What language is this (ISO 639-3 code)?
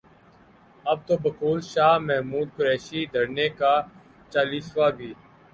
urd